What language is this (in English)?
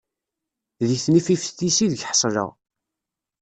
Kabyle